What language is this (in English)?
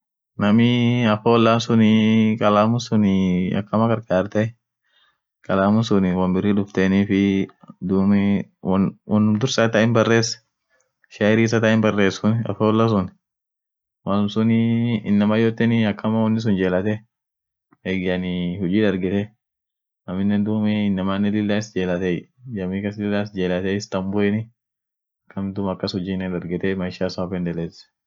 Orma